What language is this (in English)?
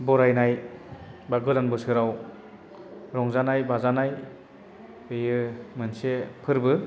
Bodo